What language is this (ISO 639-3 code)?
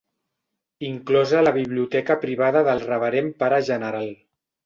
cat